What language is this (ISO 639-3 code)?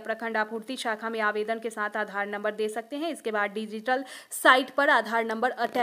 hin